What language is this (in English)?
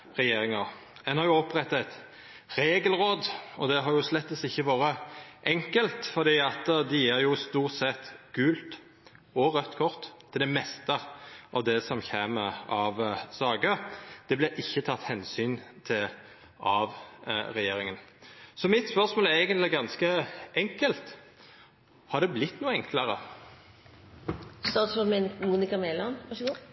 Norwegian Nynorsk